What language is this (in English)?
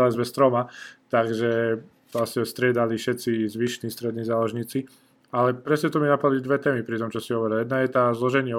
Slovak